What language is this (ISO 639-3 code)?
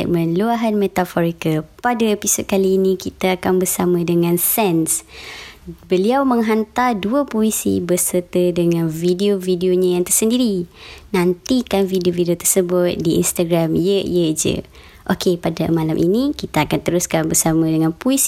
msa